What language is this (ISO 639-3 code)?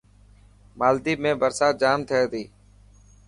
mki